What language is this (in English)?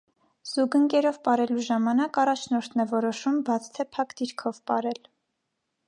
Armenian